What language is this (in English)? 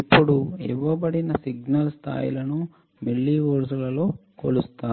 Telugu